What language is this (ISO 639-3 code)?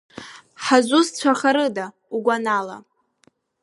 abk